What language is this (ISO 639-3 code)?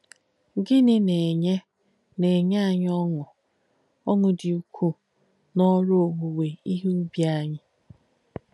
ibo